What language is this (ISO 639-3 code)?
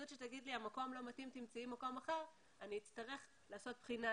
heb